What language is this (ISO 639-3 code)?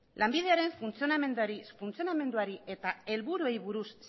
eus